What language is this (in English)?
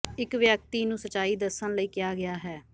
Punjabi